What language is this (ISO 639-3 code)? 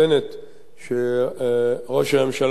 heb